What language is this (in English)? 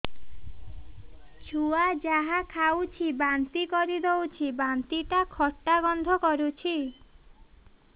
Odia